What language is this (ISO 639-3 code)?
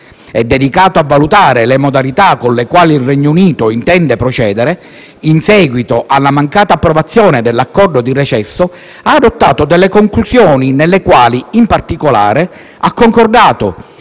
ita